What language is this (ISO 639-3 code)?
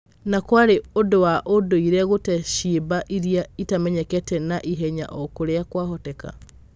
kik